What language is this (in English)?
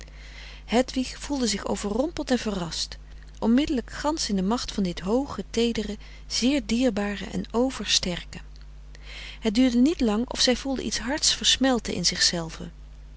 Dutch